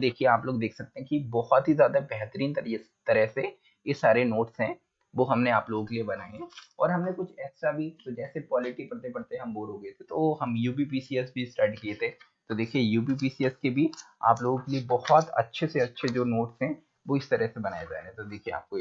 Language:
Hindi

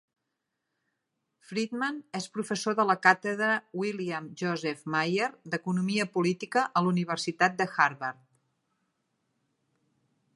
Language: Catalan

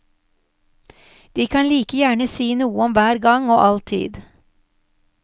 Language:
Norwegian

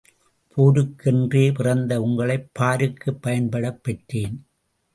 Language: Tamil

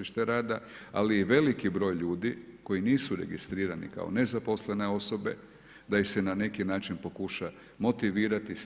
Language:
Croatian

